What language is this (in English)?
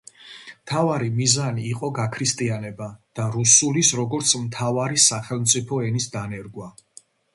Georgian